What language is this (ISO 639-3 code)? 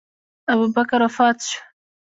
pus